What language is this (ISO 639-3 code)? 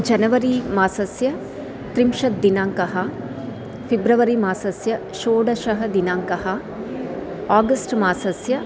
san